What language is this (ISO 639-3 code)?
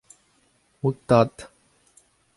bre